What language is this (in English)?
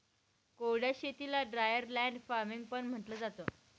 Marathi